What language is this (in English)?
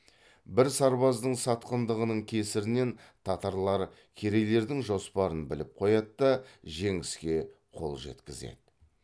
Kazakh